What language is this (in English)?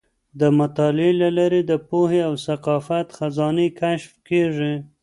Pashto